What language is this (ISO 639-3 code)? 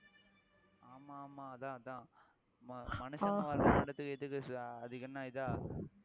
tam